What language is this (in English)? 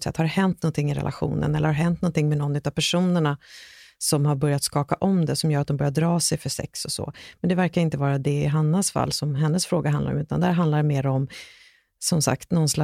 Swedish